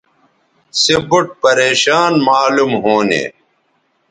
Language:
Bateri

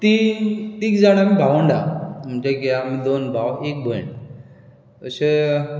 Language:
Konkani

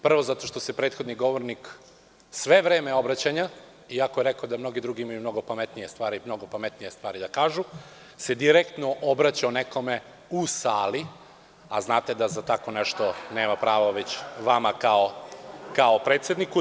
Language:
Serbian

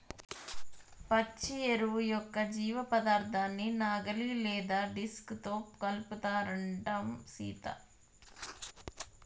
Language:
Telugu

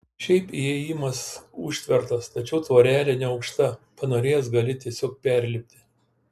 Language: Lithuanian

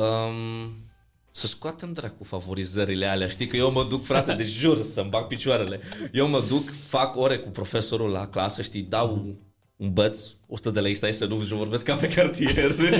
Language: Romanian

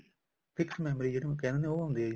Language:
Punjabi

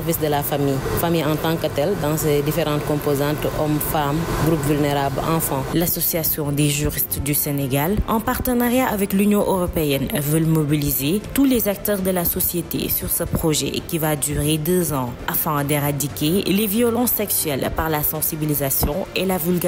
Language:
French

